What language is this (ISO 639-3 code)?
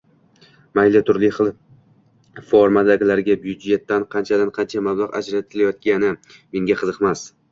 uzb